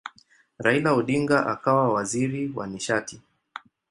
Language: Swahili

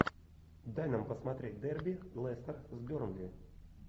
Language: Russian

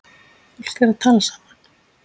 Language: Icelandic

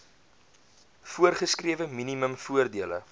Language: Afrikaans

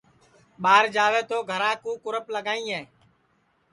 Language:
Sansi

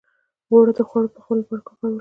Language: Pashto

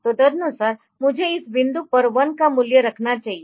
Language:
Hindi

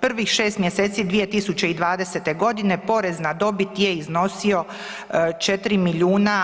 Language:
Croatian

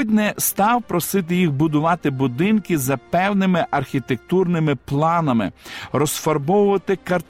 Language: Ukrainian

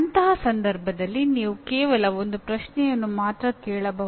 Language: Kannada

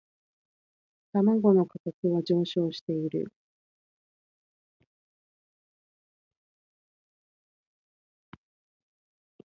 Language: Japanese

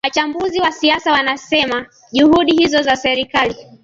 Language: Swahili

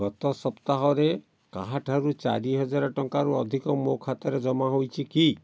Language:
Odia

